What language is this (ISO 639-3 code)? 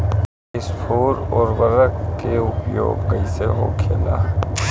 bho